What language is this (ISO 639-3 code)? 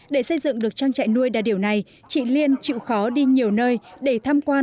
vie